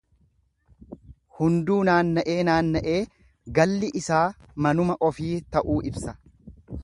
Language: Oromo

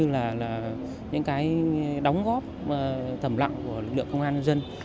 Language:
Vietnamese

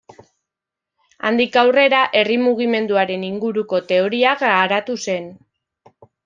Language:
Basque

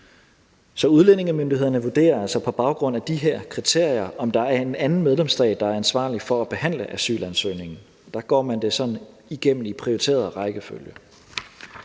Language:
Danish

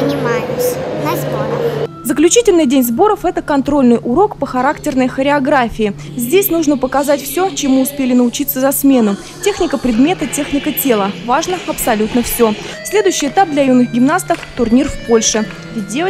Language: Russian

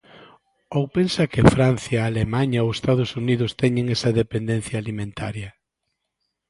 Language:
Galician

